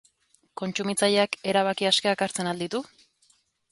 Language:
Basque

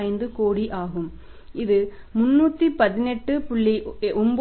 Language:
Tamil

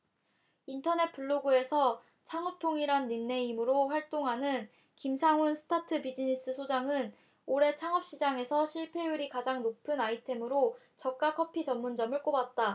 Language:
Korean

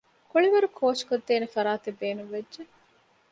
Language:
Divehi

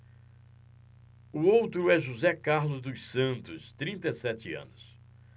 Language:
Portuguese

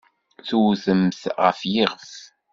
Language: Kabyle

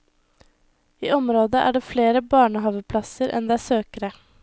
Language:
Norwegian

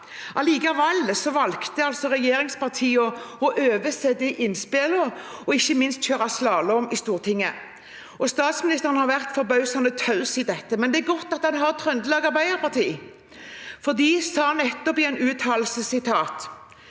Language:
Norwegian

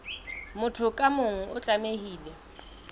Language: Southern Sotho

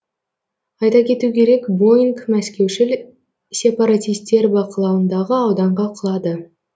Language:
Kazakh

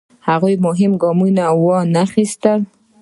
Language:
Pashto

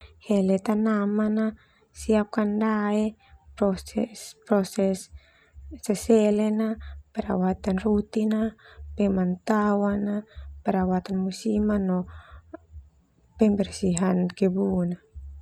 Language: Termanu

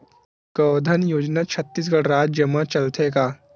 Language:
Chhattisgarhi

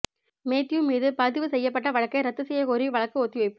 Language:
Tamil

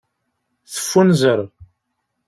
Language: Kabyle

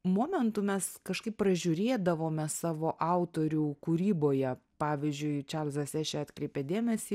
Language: Lithuanian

